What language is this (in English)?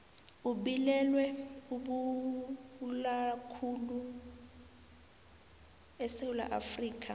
South Ndebele